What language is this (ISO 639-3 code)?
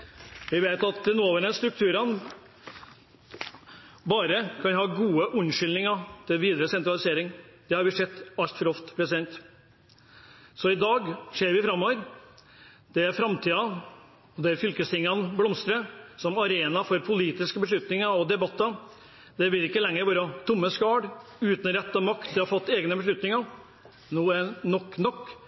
nob